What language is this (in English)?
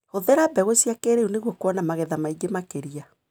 Kikuyu